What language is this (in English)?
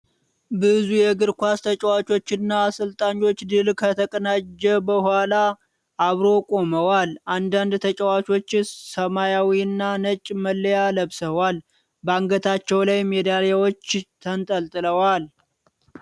Amharic